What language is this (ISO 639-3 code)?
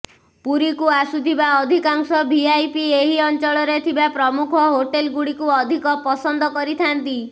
ori